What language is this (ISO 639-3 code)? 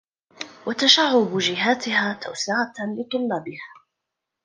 ara